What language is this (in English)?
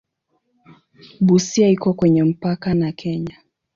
Swahili